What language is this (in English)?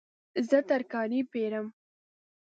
Pashto